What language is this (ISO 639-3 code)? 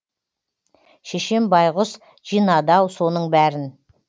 kaz